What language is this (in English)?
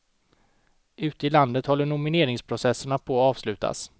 Swedish